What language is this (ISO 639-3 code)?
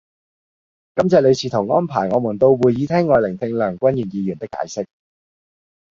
yue